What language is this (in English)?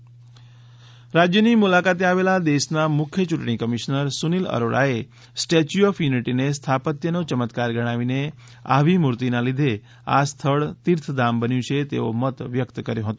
Gujarati